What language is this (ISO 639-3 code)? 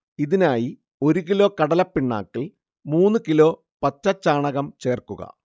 mal